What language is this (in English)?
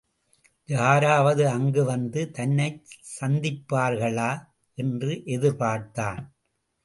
Tamil